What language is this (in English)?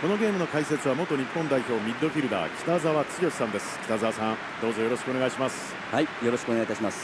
Japanese